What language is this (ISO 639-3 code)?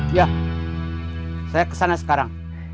ind